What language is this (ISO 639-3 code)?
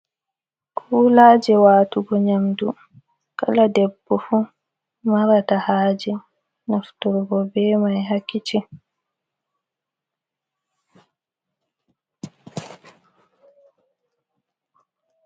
ful